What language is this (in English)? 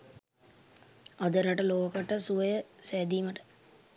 Sinhala